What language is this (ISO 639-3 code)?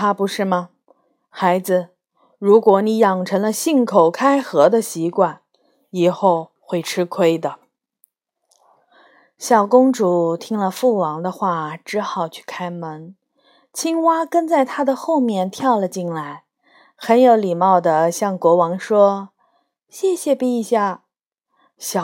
zho